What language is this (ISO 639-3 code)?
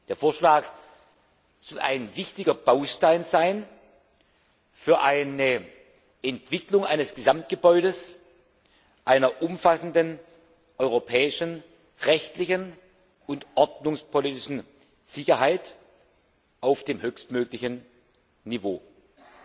deu